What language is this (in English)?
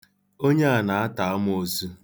Igbo